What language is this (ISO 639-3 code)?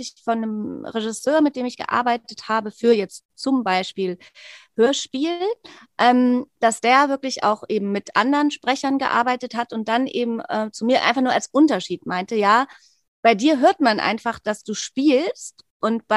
deu